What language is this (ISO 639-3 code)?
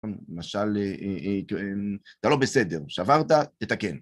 heb